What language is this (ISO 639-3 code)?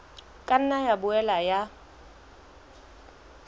sot